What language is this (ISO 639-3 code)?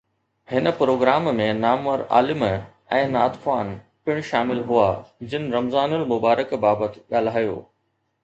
snd